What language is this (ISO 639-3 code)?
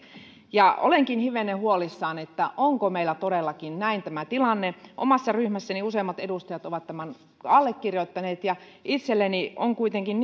fin